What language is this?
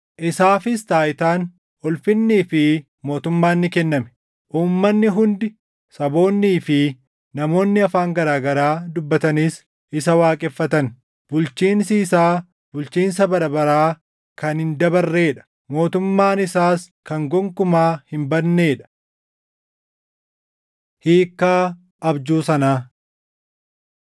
Oromo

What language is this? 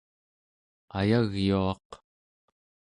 Central Yupik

